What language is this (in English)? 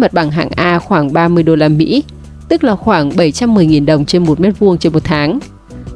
Vietnamese